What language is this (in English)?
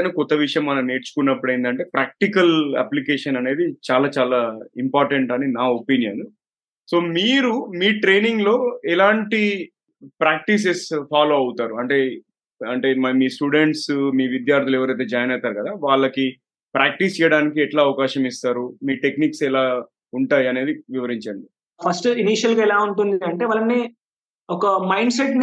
Telugu